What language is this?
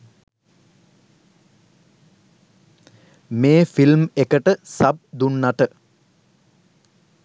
Sinhala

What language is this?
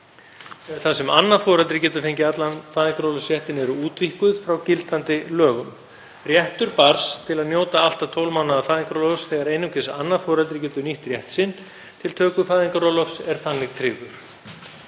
Icelandic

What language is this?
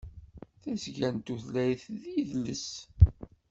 Kabyle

